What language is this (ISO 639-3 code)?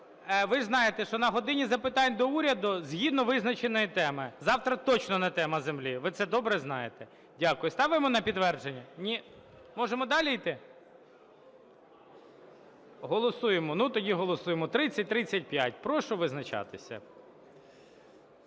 ukr